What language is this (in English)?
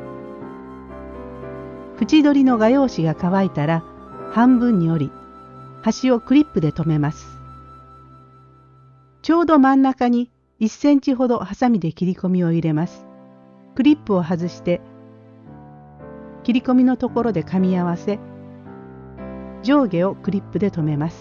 Japanese